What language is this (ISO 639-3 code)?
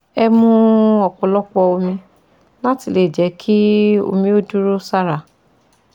yor